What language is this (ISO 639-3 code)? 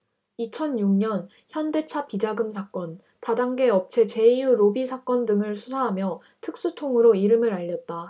kor